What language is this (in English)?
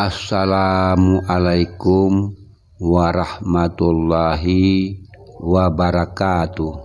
Indonesian